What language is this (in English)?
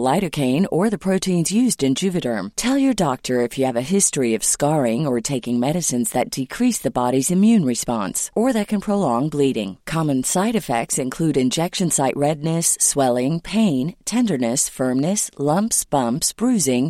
Swedish